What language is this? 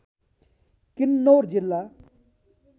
Nepali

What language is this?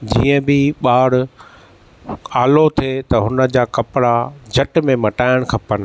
Sindhi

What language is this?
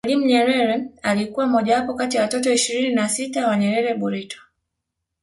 Swahili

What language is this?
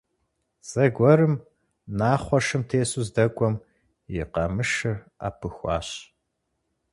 Kabardian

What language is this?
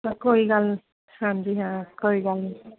Punjabi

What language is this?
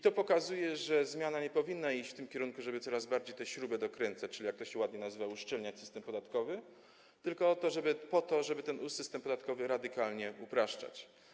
Polish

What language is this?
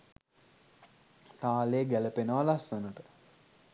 Sinhala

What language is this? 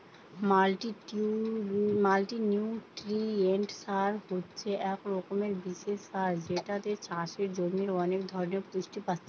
Bangla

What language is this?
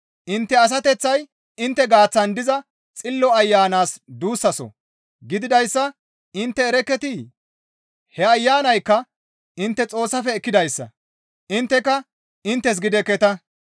Gamo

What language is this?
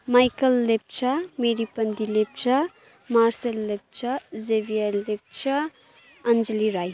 Nepali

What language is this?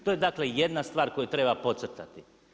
Croatian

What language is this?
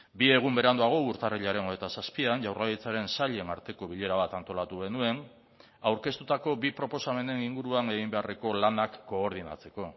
Basque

